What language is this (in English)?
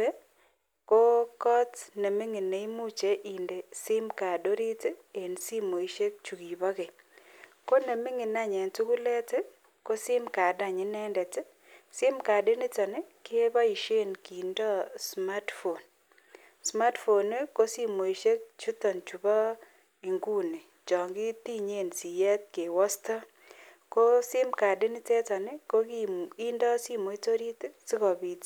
Kalenjin